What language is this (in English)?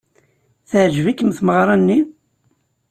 Kabyle